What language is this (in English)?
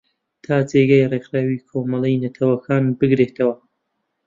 Central Kurdish